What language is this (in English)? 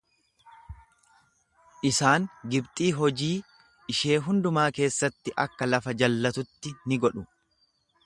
Oromo